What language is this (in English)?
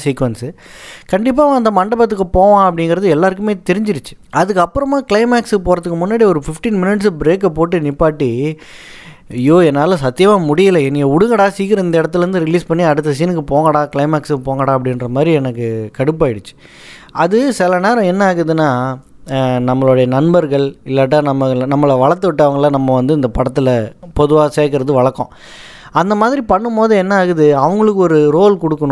Tamil